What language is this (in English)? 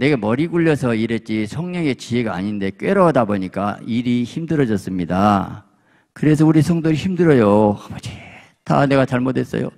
Korean